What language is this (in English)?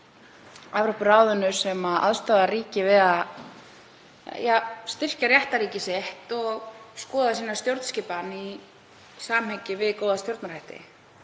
Icelandic